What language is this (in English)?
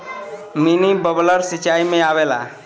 Bhojpuri